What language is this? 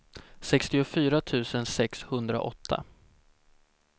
Swedish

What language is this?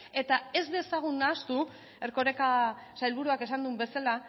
Basque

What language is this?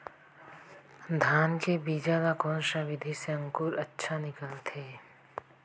Chhattisgarhi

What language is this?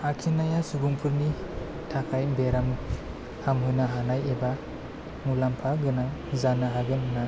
Bodo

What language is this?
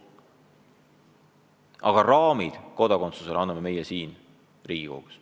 Estonian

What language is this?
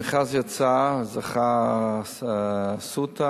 Hebrew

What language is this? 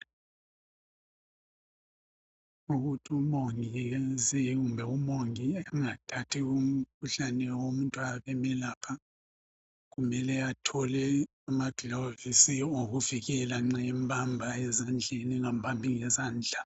North Ndebele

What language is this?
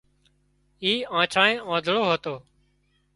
Wadiyara Koli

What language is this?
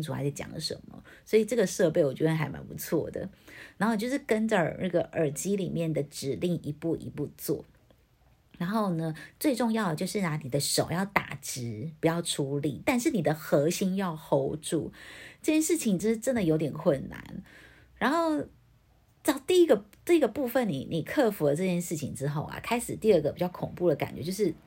Chinese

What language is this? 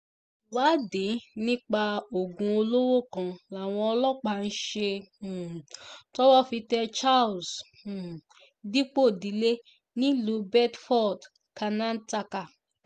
Yoruba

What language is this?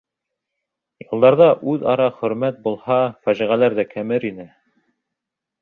Bashkir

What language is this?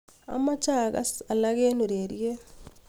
Kalenjin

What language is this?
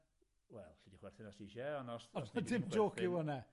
Welsh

